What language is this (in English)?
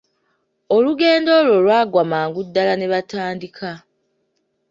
Ganda